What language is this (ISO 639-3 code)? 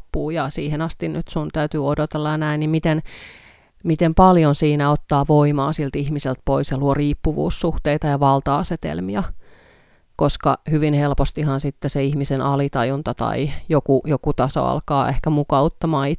fin